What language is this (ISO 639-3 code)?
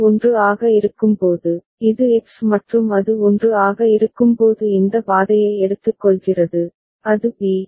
tam